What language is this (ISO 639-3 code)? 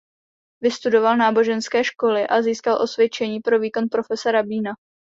ces